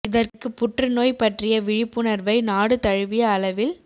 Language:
Tamil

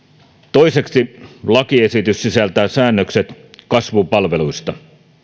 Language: Finnish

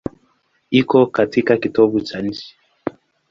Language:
Swahili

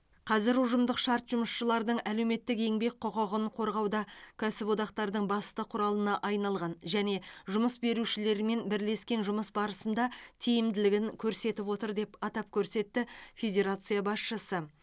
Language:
Kazakh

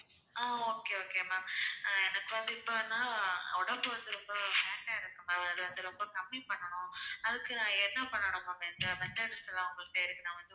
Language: Tamil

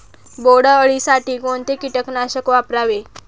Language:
Marathi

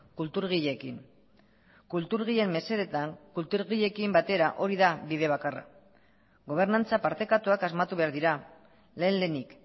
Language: Basque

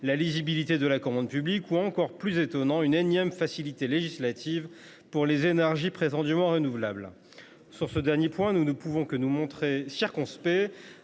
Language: French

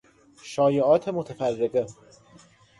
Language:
Persian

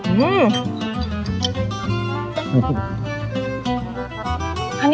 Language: Thai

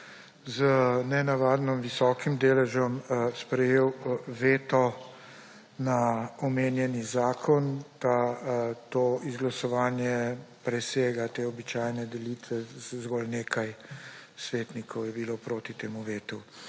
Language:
Slovenian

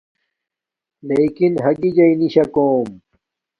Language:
Domaaki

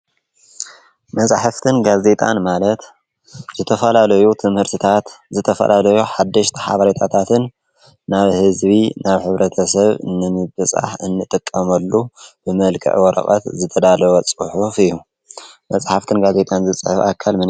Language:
Tigrinya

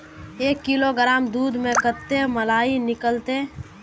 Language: Magahi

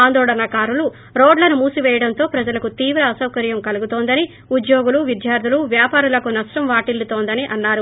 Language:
Telugu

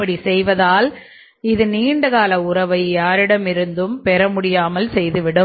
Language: Tamil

